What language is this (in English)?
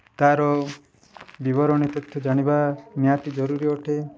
Odia